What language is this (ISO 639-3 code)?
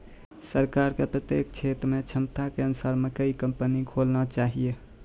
mai